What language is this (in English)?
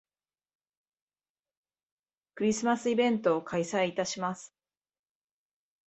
Japanese